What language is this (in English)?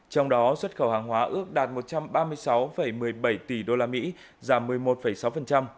Vietnamese